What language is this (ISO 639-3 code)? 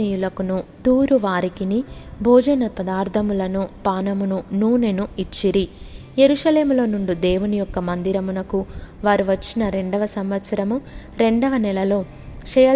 tel